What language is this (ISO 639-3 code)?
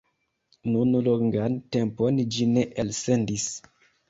epo